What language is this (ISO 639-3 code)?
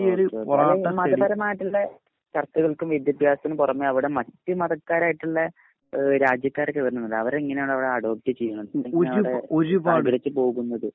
mal